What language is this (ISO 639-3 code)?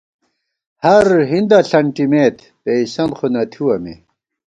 gwt